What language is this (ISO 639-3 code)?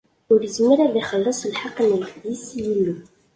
kab